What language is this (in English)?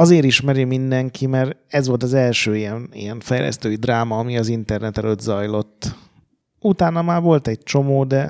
Hungarian